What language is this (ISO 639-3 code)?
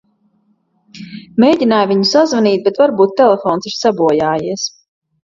lav